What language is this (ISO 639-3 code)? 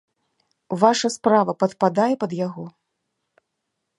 bel